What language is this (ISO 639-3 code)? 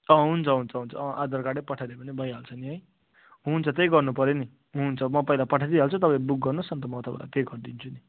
nep